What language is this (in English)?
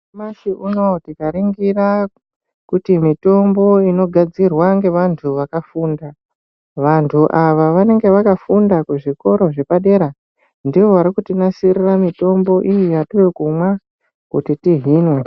Ndau